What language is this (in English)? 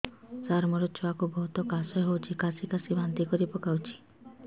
Odia